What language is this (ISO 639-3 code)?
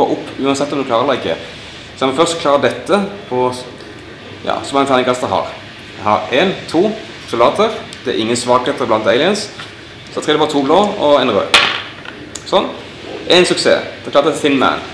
nor